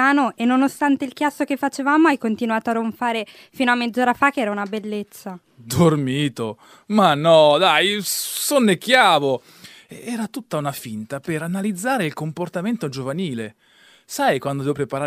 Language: Italian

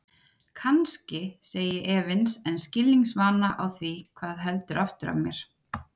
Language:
Icelandic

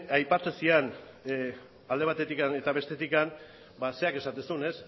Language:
Basque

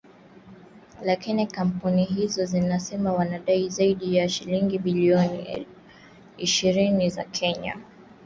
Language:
Swahili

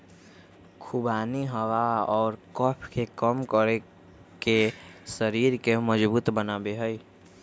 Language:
Magahi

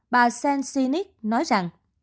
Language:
Vietnamese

